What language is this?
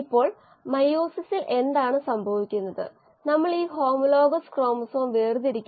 Malayalam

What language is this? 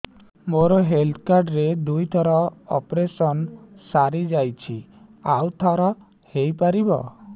Odia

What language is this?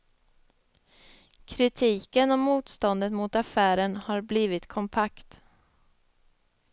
Swedish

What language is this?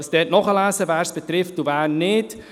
Swiss German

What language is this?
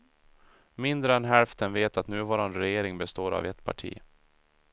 Swedish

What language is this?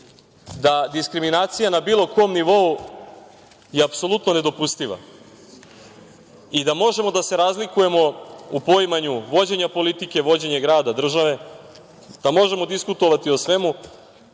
Serbian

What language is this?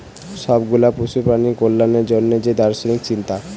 Bangla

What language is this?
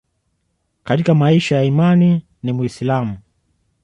Swahili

